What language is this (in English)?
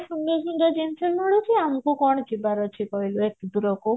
Odia